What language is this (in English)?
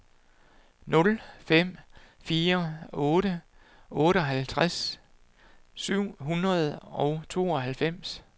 Danish